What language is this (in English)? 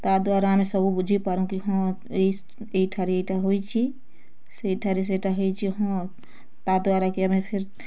Odia